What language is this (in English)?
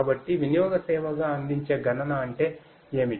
Telugu